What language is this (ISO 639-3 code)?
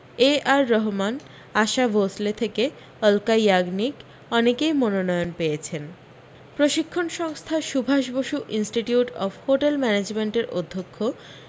ben